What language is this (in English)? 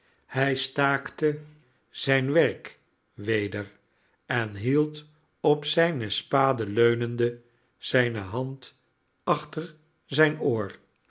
Dutch